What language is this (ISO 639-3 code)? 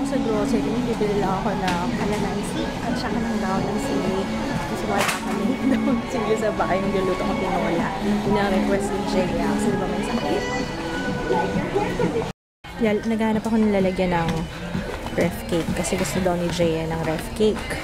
fil